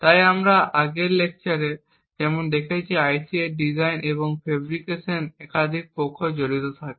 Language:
Bangla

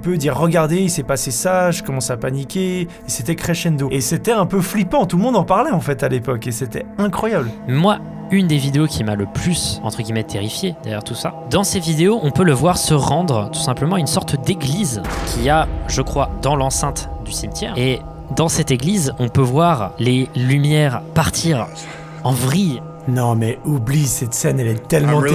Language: French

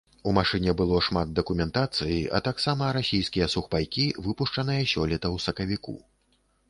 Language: Belarusian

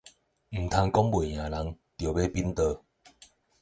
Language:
Min Nan Chinese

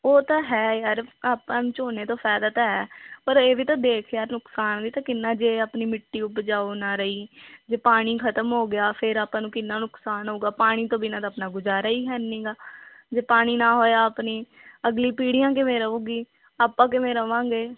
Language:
Punjabi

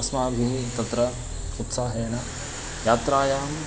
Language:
Sanskrit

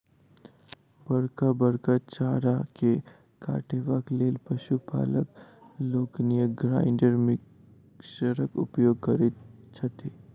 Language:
Maithili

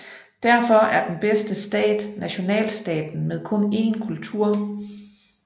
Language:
Danish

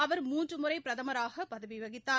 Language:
Tamil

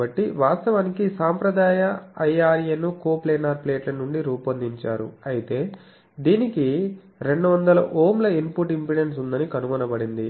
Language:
Telugu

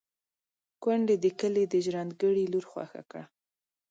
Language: Pashto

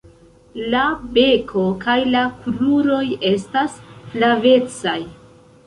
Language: Esperanto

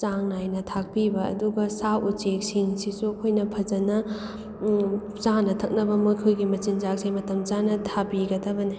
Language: Manipuri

